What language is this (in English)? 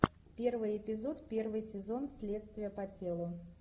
Russian